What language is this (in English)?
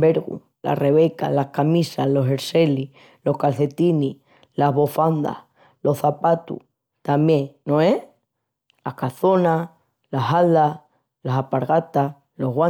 Extremaduran